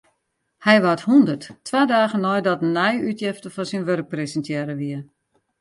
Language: Western Frisian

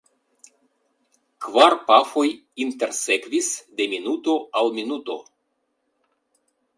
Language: Esperanto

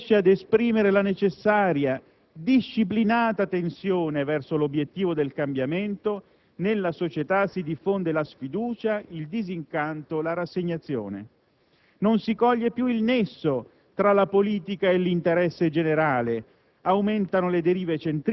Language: Italian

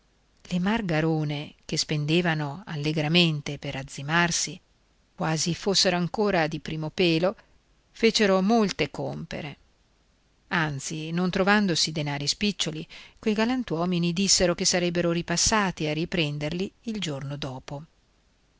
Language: Italian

